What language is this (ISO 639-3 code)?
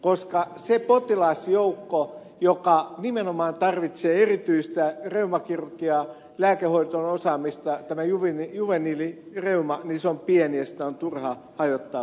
fin